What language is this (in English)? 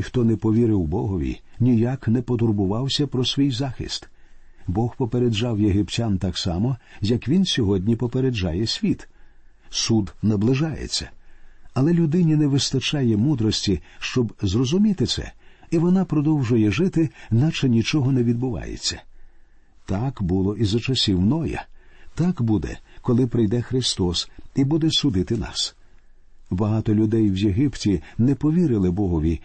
Ukrainian